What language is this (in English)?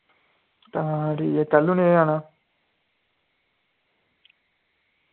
Dogri